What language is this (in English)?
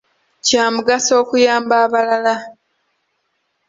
Ganda